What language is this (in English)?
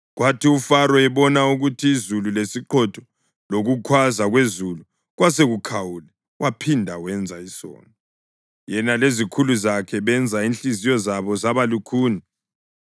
North Ndebele